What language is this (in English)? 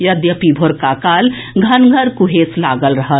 Maithili